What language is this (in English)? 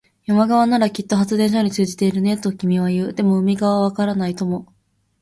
Japanese